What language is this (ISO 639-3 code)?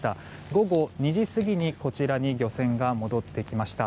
jpn